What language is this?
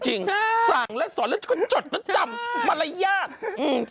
Thai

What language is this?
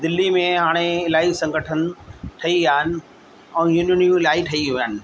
Sindhi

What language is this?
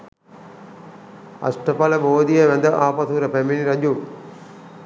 Sinhala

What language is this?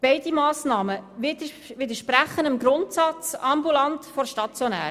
Swiss German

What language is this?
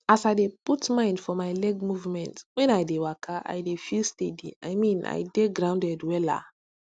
Nigerian Pidgin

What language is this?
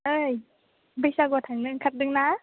Bodo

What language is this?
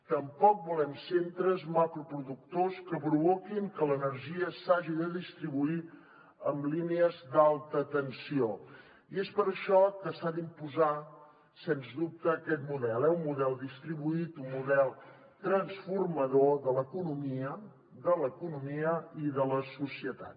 Catalan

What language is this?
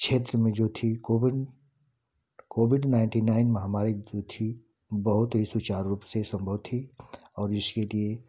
Hindi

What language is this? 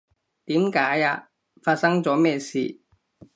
Cantonese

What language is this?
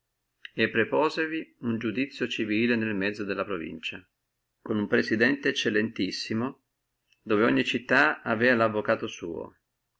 Italian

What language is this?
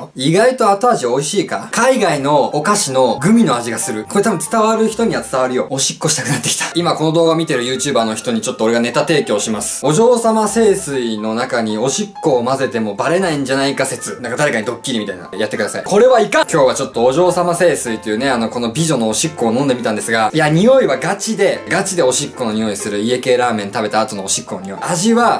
Japanese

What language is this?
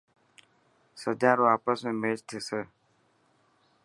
Dhatki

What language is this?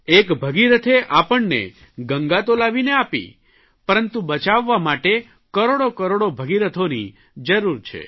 Gujarati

